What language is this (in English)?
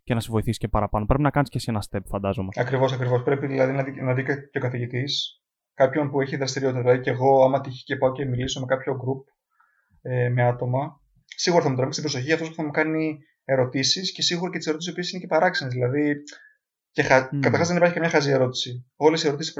Greek